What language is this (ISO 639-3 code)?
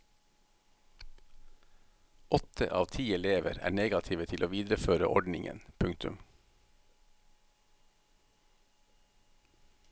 nor